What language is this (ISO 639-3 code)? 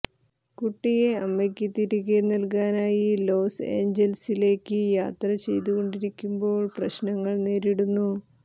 mal